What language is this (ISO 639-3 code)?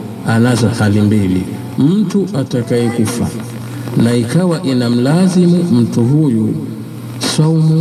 swa